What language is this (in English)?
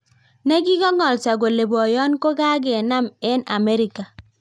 Kalenjin